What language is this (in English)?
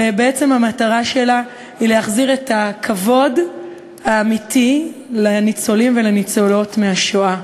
Hebrew